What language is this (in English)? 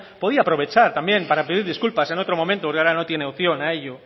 Spanish